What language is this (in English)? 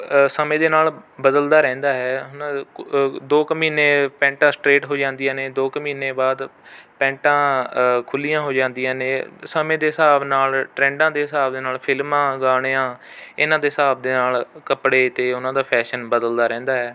Punjabi